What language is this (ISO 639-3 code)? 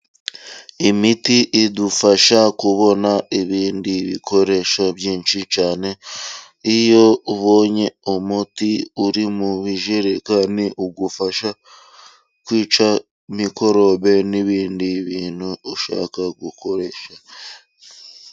kin